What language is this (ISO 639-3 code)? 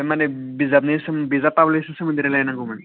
brx